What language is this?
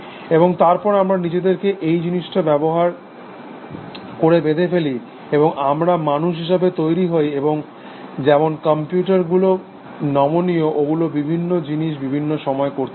Bangla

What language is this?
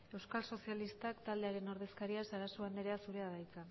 Basque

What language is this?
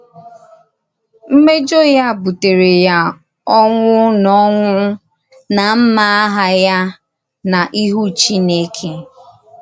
Igbo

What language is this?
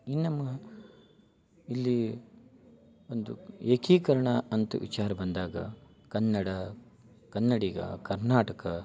Kannada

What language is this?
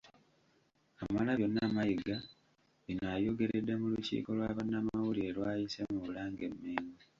Ganda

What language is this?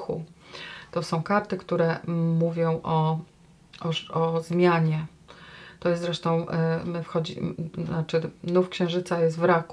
Polish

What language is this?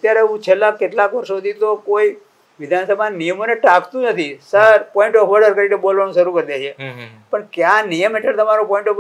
Gujarati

